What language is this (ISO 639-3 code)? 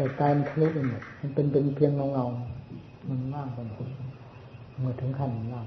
tha